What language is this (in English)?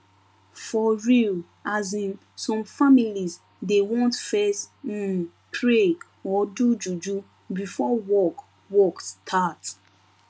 Nigerian Pidgin